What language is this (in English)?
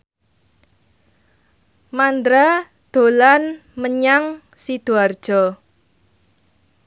Javanese